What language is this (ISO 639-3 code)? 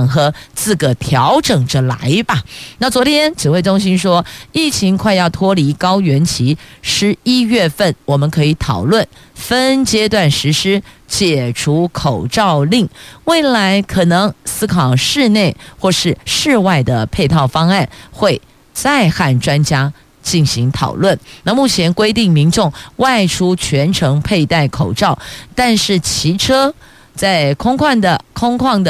zho